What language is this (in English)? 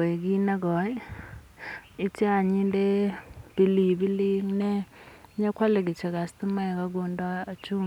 Kalenjin